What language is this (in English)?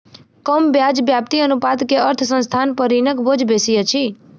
Maithili